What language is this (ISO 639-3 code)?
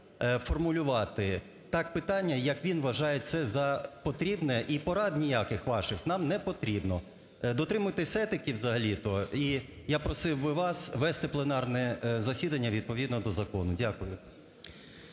ukr